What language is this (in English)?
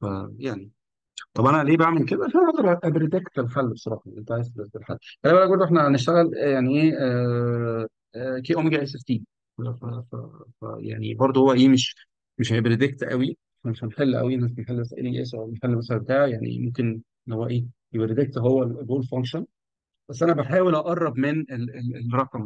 Arabic